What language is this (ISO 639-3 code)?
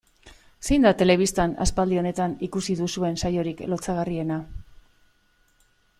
eus